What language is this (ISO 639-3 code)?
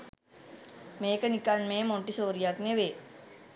sin